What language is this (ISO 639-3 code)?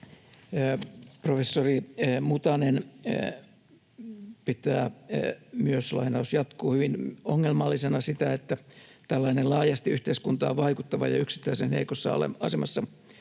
fin